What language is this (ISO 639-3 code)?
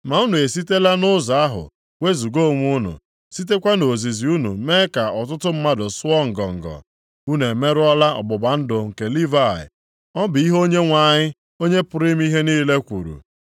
ibo